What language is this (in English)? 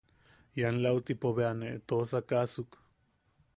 Yaqui